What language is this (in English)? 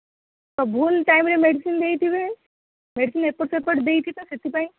Odia